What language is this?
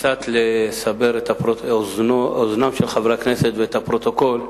Hebrew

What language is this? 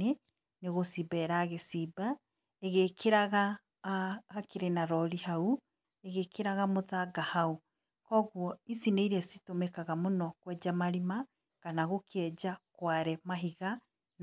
Kikuyu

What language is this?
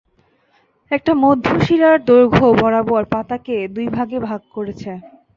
Bangla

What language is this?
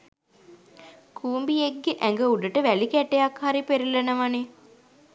Sinhala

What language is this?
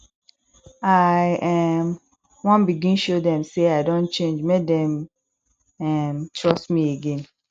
Nigerian Pidgin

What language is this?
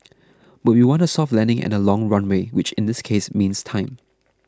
English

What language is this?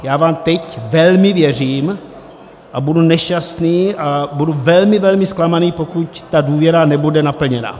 Czech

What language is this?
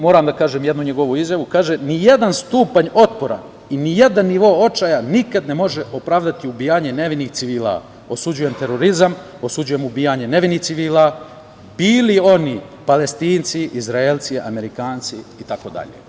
Serbian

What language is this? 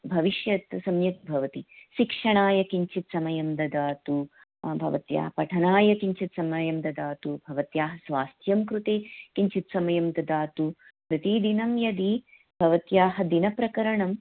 Sanskrit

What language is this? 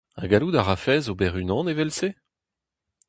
Breton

